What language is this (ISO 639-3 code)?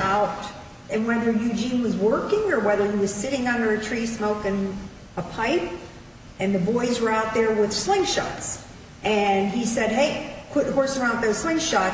eng